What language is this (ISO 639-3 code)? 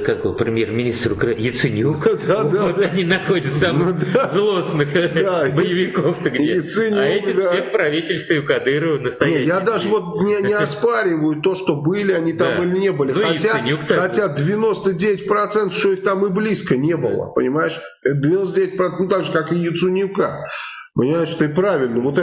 rus